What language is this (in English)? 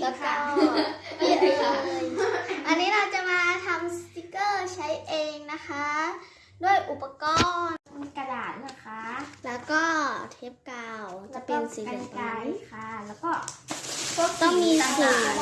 Thai